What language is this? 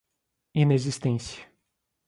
Portuguese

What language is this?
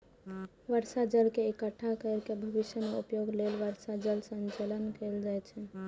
Maithili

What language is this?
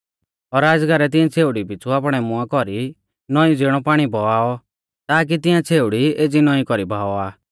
Mahasu Pahari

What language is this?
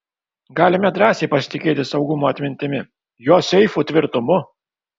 Lithuanian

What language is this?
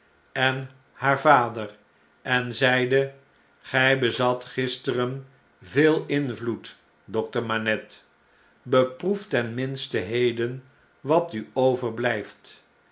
Dutch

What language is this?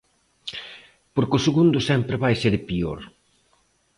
Galician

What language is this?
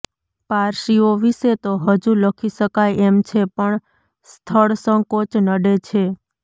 Gujarati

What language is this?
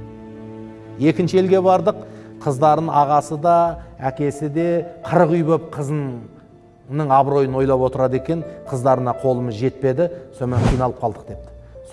Turkish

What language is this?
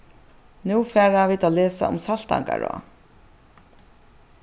Faroese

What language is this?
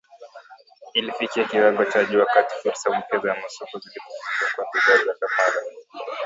Swahili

